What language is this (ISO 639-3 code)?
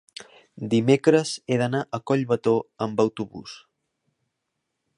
cat